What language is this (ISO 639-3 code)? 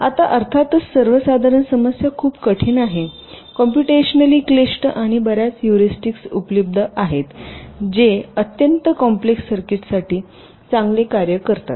mar